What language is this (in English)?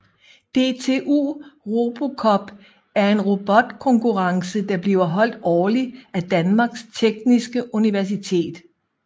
Danish